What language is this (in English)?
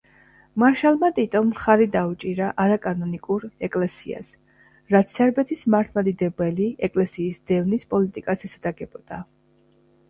Georgian